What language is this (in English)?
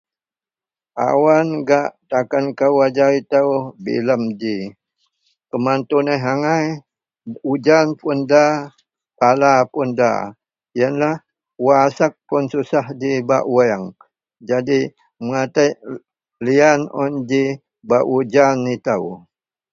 Central Melanau